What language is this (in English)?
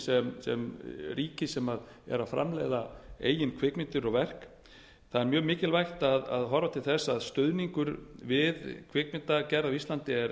Icelandic